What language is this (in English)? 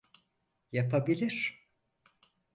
Turkish